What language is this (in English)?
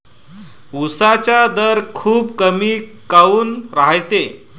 Marathi